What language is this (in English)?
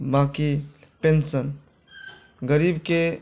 Maithili